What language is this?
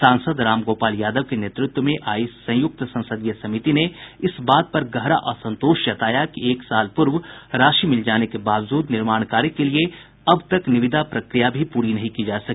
Hindi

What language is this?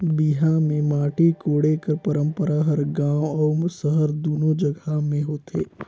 Chhattisgarhi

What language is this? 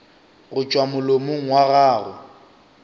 Northern Sotho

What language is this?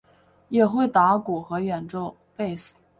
Chinese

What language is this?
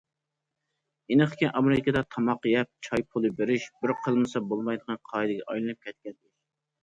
Uyghur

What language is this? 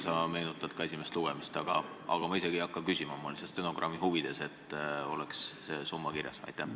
Estonian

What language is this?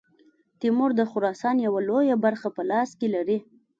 Pashto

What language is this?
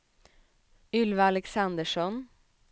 Swedish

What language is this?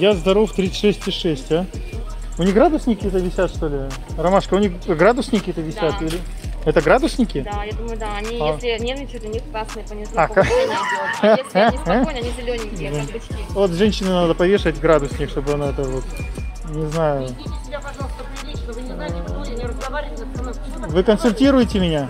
Russian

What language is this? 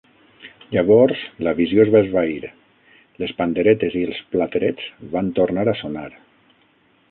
Catalan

